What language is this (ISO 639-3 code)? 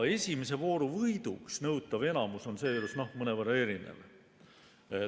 est